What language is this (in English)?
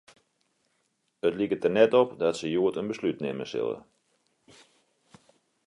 Western Frisian